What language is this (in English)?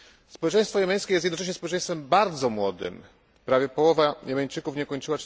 Polish